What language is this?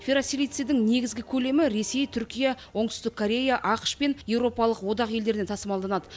Kazakh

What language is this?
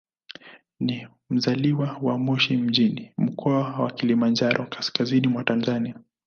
Swahili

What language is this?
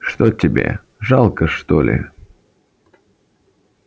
Russian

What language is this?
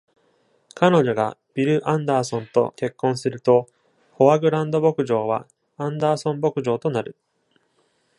Japanese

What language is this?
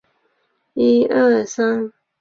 Chinese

